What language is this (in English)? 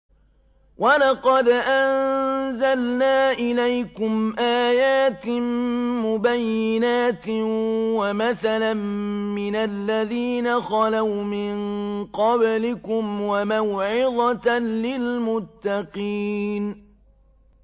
Arabic